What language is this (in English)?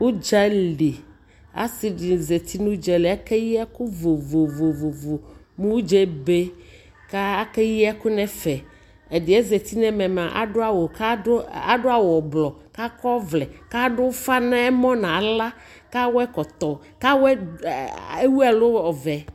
Ikposo